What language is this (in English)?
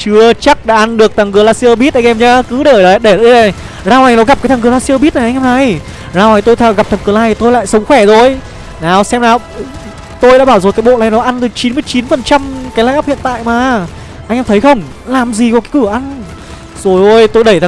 Vietnamese